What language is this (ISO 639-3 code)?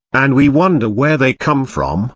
eng